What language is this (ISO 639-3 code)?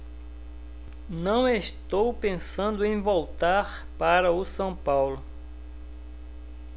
por